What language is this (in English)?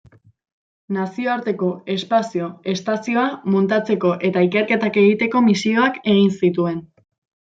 Basque